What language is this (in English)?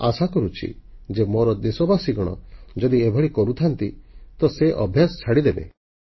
Odia